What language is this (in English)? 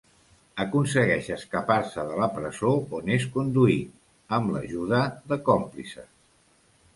Catalan